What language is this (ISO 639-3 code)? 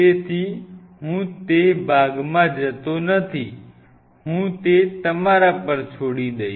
guj